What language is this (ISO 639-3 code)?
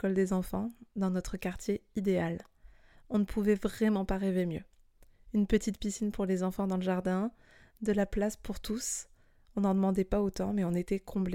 fra